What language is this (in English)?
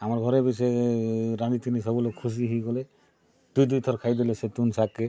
Odia